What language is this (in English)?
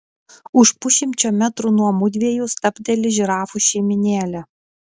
Lithuanian